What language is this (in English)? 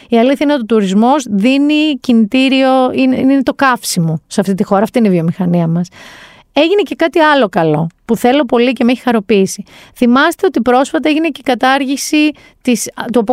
Greek